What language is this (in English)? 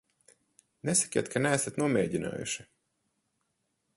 Latvian